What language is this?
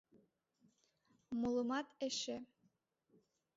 Mari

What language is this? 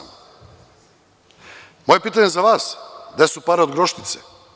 Serbian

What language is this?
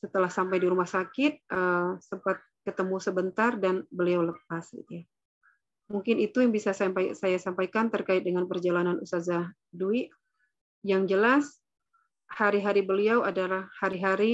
Indonesian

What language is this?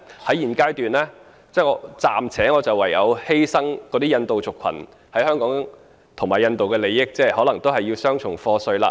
Cantonese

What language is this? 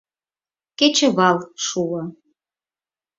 Mari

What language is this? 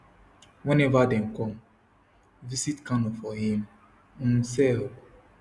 Nigerian Pidgin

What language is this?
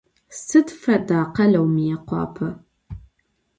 Adyghe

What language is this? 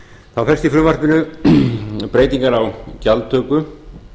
Icelandic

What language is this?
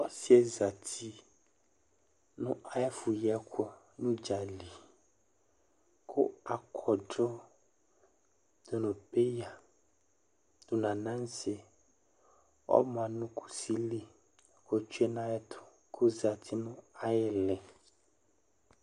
Ikposo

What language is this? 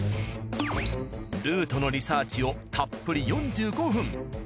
Japanese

